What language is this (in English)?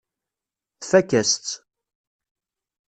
Kabyle